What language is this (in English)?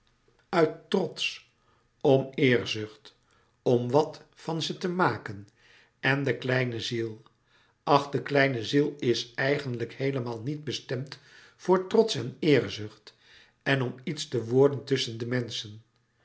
Dutch